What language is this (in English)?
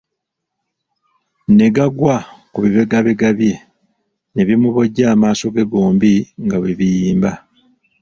Ganda